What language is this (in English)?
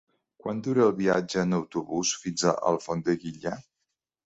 Catalan